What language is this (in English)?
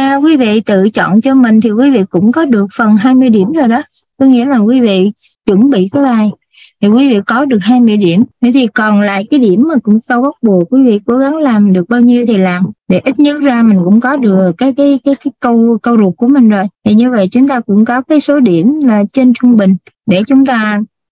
Vietnamese